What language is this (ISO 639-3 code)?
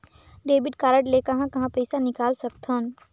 hne